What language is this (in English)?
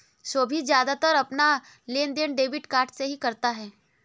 Hindi